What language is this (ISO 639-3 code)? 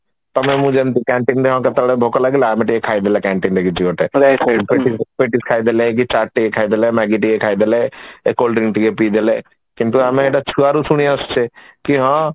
ori